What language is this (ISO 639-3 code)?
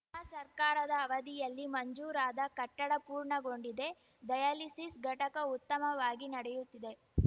kan